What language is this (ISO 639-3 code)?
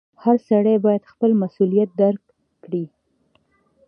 pus